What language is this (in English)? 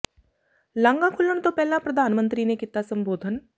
Punjabi